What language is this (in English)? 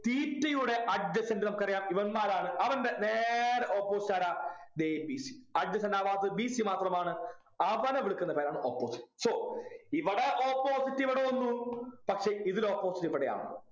Malayalam